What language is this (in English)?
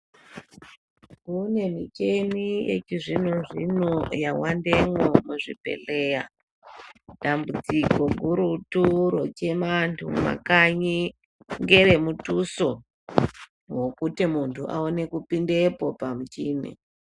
Ndau